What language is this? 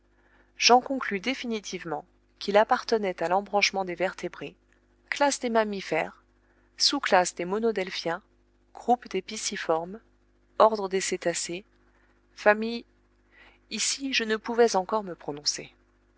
French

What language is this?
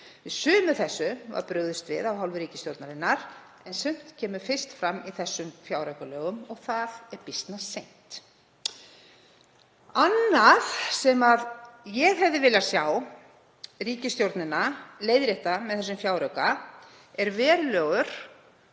Icelandic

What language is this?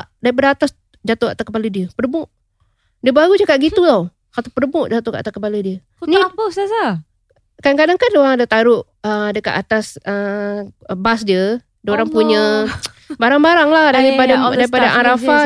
Malay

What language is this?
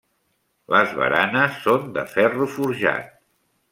Catalan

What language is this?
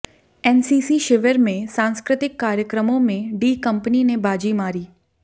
Hindi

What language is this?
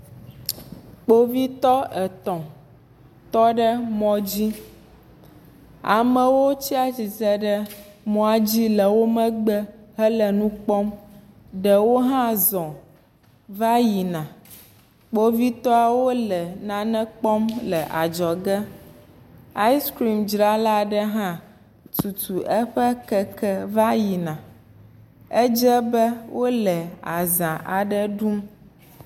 Ewe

